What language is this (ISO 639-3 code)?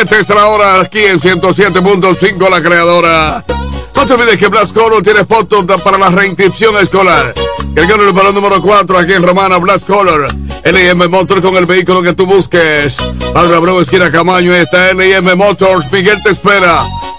spa